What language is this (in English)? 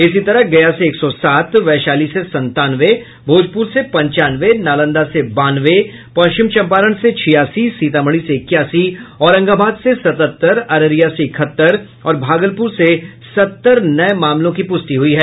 Hindi